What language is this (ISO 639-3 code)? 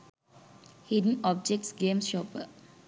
sin